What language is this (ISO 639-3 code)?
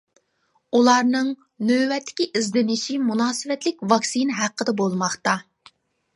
uig